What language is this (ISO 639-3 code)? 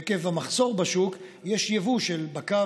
heb